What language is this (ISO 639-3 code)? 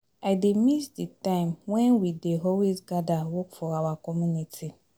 pcm